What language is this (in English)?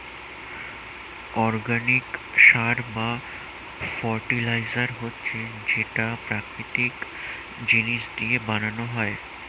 Bangla